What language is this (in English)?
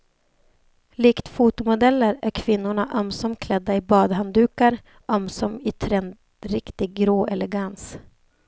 Swedish